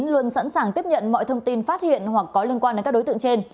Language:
Vietnamese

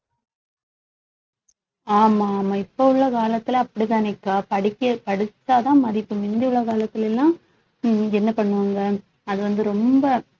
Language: Tamil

